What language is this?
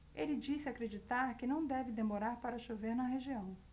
Portuguese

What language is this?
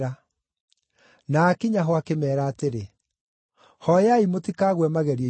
Kikuyu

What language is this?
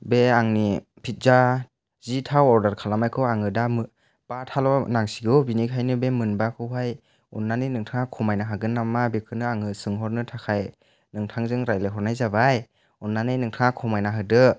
Bodo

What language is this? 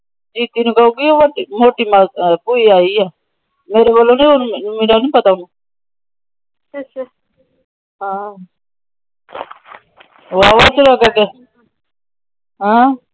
Punjabi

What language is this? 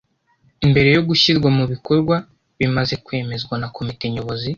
Kinyarwanda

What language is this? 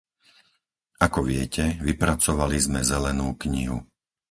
Slovak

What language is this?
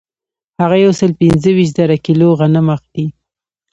Pashto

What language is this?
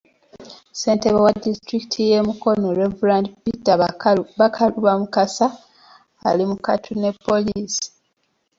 Ganda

